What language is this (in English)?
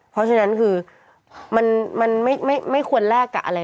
Thai